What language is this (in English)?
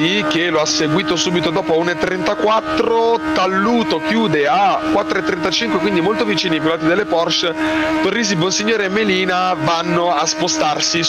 Italian